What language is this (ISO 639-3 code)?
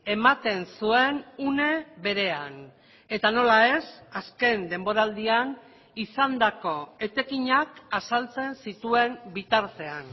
eus